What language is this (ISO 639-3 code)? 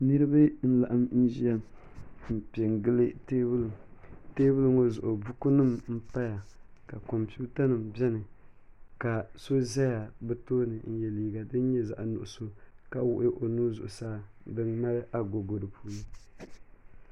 dag